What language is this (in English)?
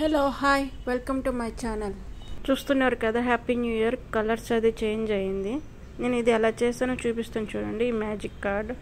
Korean